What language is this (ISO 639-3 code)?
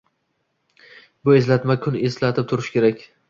uzb